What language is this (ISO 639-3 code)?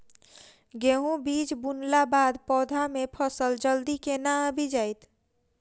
mai